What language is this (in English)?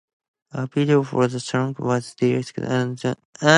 English